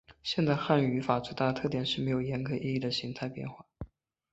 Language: Chinese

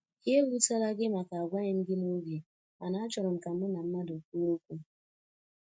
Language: Igbo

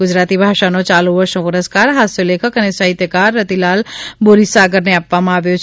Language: Gujarati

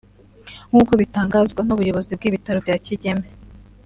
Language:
Kinyarwanda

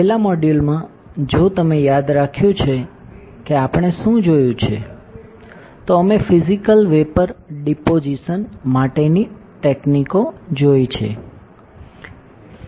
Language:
Gujarati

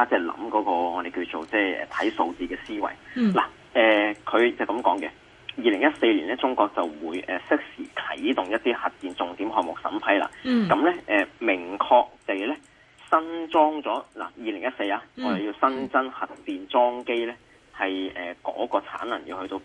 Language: Chinese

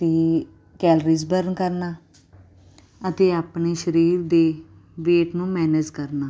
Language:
Punjabi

